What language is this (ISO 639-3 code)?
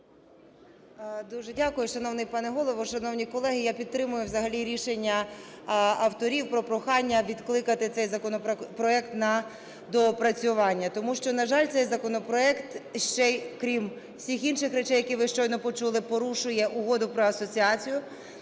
ukr